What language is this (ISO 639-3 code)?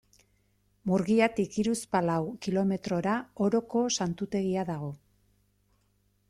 eus